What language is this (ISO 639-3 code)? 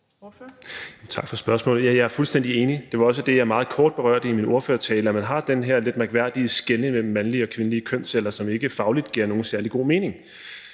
dan